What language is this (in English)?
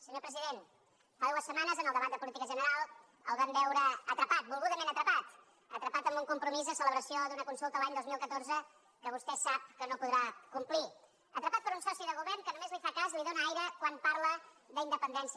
Catalan